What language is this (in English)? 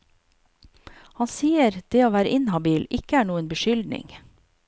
Norwegian